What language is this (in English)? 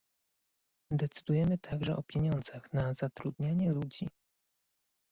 Polish